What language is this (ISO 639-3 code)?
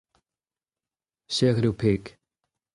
bre